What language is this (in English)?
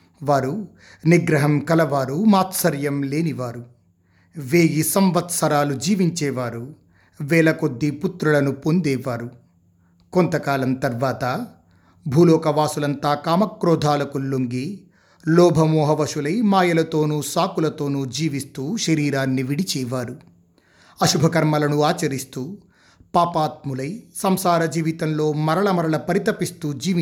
Telugu